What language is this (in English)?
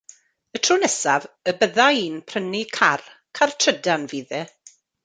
Welsh